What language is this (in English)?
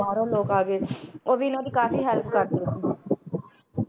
Punjabi